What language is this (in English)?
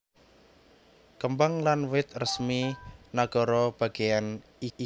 Javanese